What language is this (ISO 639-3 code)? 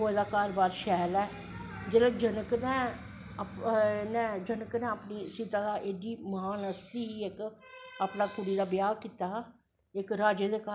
doi